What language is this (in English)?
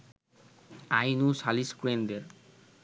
Bangla